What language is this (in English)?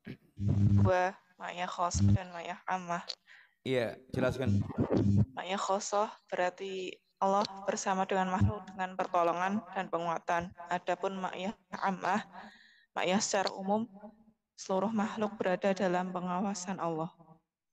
Indonesian